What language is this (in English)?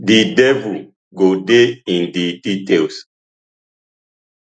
Nigerian Pidgin